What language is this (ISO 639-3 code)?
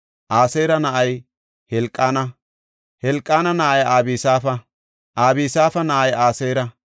gof